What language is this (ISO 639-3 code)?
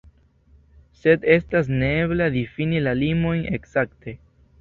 epo